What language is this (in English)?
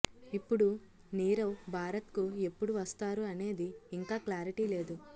Telugu